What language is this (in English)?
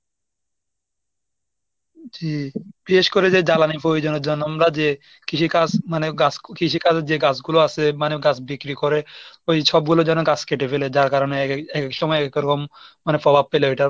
Bangla